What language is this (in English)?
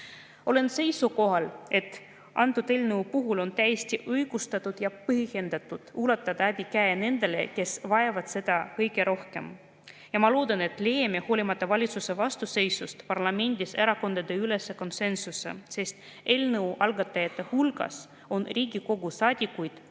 Estonian